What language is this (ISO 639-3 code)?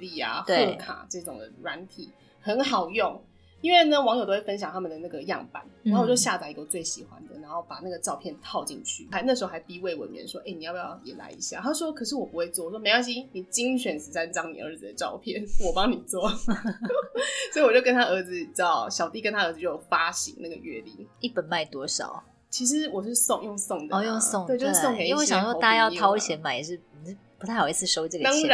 zho